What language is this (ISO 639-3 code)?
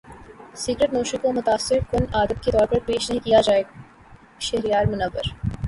urd